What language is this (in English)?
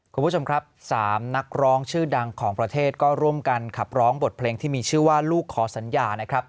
Thai